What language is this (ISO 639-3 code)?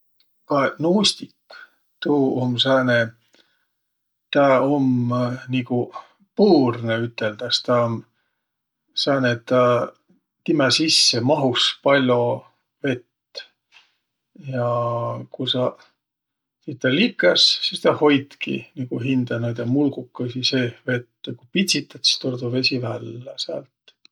vro